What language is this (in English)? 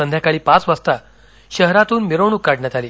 Marathi